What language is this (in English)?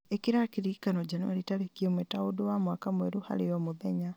Kikuyu